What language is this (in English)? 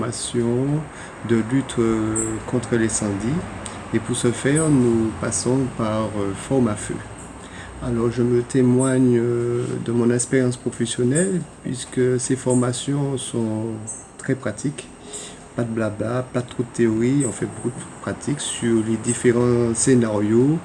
French